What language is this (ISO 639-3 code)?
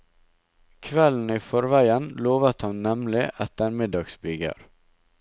nor